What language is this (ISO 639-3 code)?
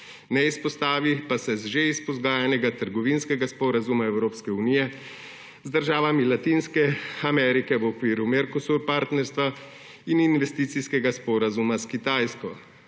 slv